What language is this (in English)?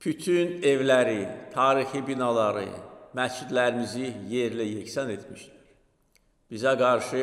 Turkish